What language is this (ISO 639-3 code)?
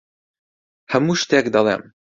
ckb